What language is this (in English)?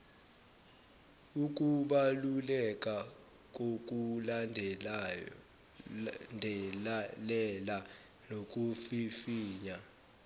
Zulu